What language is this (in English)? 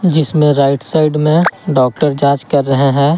Hindi